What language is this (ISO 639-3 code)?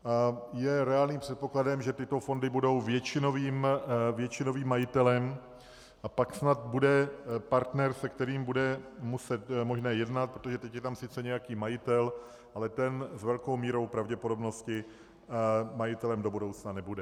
ces